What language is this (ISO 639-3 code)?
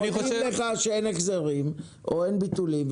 heb